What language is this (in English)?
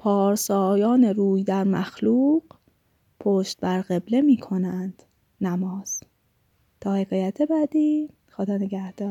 Persian